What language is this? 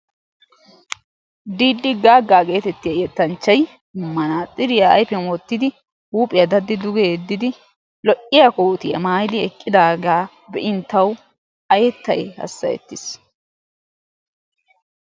Wolaytta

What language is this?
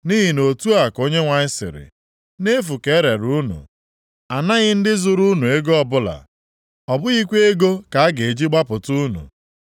Igbo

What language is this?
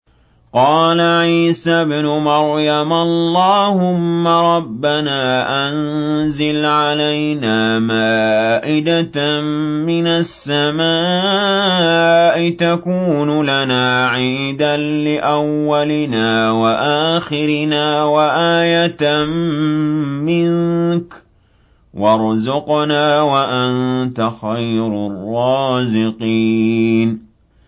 Arabic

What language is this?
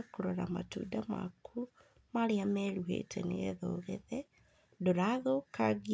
Kikuyu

